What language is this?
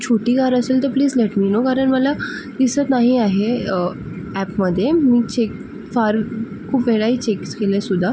Marathi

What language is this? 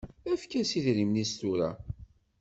Kabyle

